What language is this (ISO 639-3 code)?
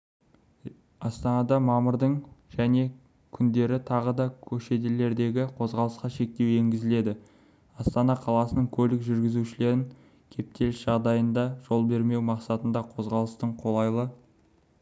kaz